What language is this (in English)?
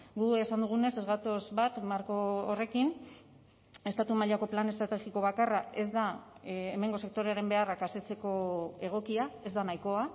Basque